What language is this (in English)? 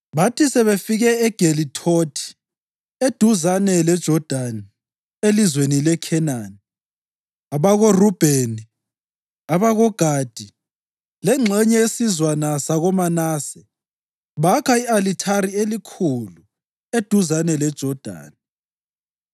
North Ndebele